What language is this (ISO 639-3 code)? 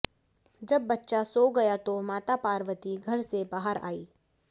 hin